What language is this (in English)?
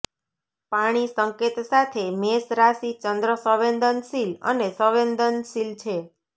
Gujarati